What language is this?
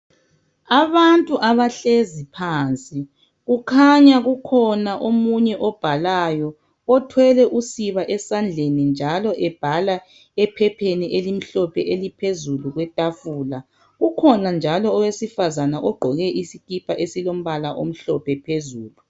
North Ndebele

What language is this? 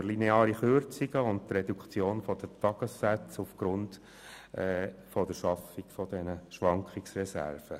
Swiss German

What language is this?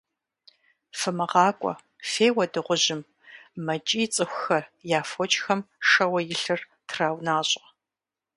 Kabardian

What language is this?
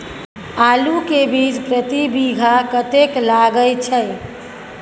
Maithili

